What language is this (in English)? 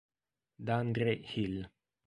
Italian